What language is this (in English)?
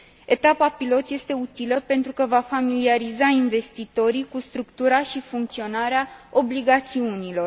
Romanian